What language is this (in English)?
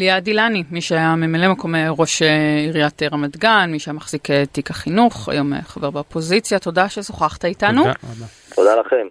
Hebrew